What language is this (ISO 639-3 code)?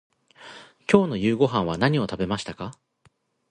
jpn